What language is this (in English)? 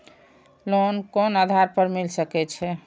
Maithili